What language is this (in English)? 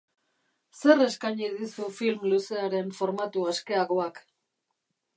Basque